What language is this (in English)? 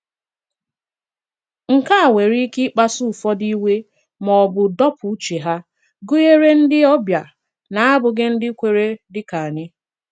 Igbo